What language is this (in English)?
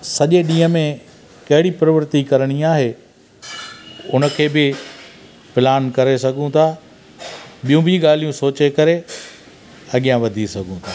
Sindhi